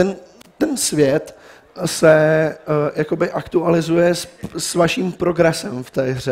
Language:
Czech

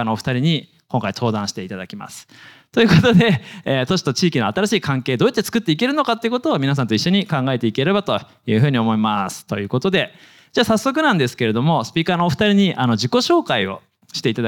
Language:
Japanese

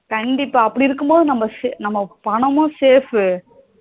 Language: Tamil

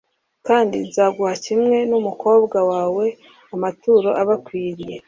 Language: Kinyarwanda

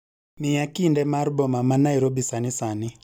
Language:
Luo (Kenya and Tanzania)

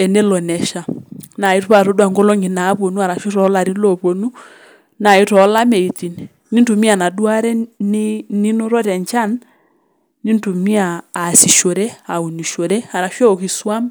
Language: Masai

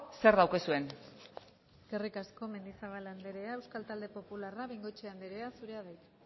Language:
Basque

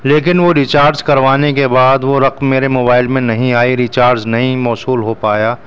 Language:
Urdu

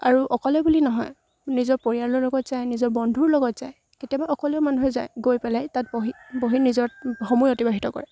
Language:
Assamese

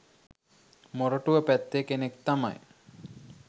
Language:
Sinhala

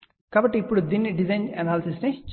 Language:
Telugu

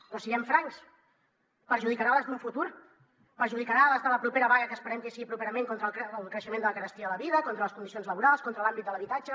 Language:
Catalan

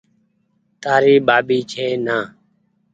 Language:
Goaria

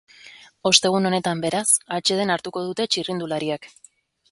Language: Basque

